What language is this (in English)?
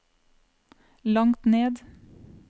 Norwegian